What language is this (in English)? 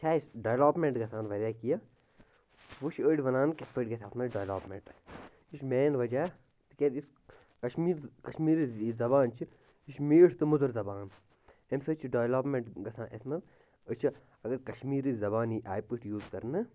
Kashmiri